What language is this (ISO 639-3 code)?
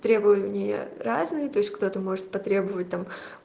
rus